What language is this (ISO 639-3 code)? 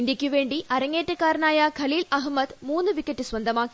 mal